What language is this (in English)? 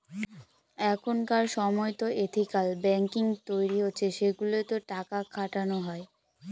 Bangla